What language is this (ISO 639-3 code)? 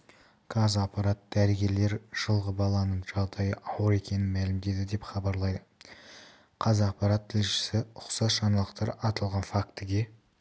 kaz